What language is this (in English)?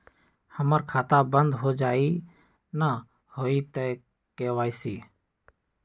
Magahi